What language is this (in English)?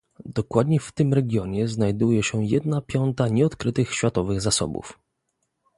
Polish